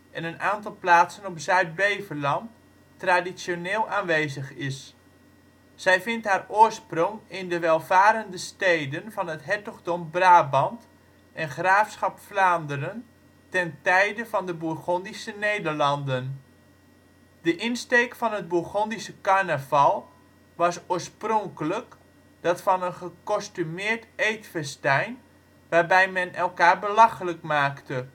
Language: Dutch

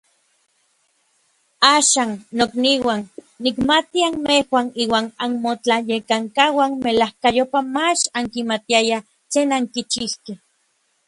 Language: Orizaba Nahuatl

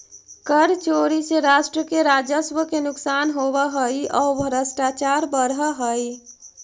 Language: Magahi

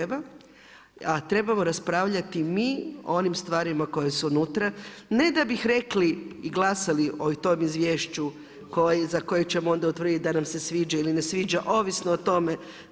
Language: Croatian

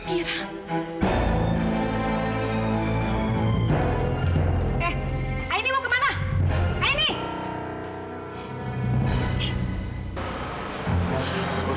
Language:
Indonesian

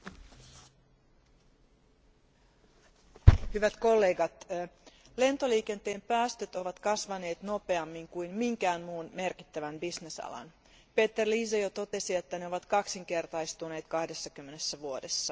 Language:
Finnish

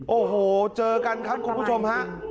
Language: Thai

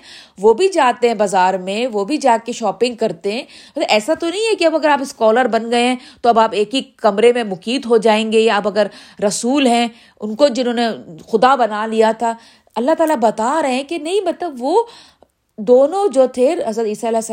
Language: Urdu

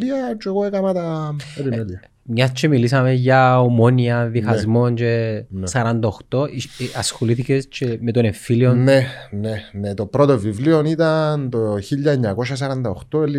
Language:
Greek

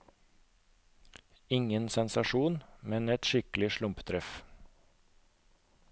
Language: Norwegian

